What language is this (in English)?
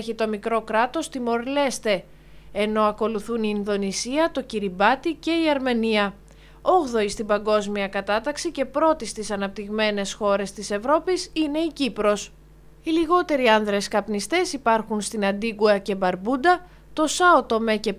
Greek